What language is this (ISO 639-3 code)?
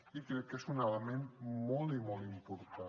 cat